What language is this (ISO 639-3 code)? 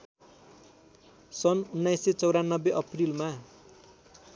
nep